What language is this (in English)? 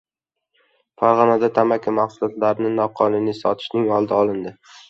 Uzbek